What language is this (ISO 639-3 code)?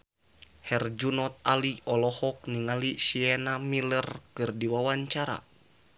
sun